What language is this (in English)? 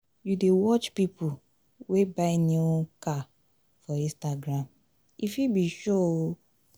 Nigerian Pidgin